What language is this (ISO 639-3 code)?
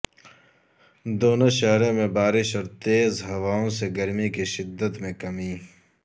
urd